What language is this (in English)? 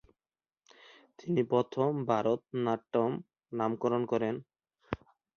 Bangla